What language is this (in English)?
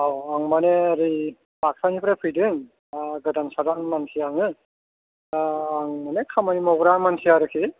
Bodo